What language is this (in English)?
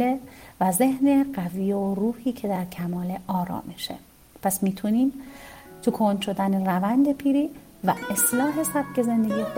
Persian